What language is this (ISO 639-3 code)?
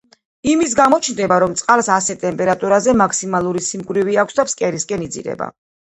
kat